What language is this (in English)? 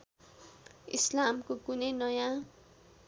Nepali